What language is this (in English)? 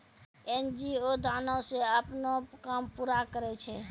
Maithili